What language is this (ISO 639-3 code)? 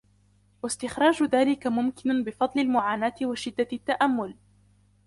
ara